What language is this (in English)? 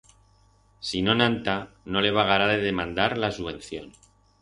Aragonese